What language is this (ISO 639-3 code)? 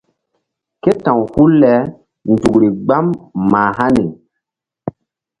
mdd